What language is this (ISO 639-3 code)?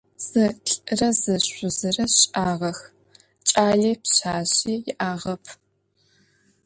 ady